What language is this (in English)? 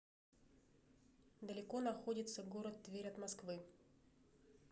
Russian